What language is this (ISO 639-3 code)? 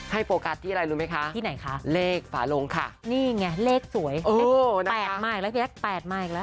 tha